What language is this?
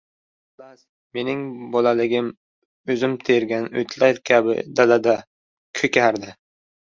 Uzbek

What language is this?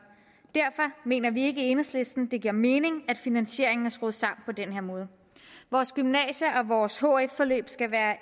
Danish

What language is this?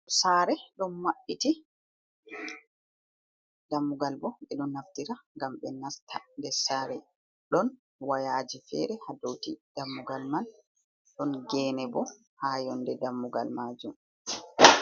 Fula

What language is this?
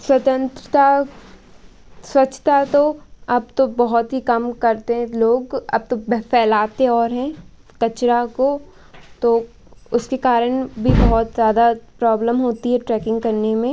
Hindi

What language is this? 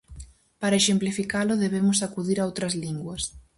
Galician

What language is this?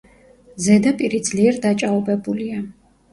Georgian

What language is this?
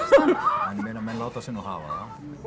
Icelandic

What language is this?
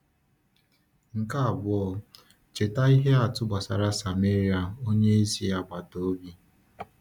Igbo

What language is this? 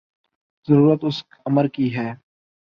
Urdu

